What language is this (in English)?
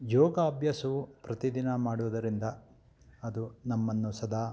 Kannada